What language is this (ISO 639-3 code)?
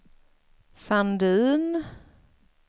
swe